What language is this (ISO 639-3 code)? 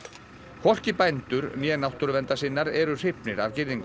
isl